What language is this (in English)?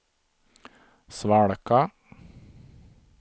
Swedish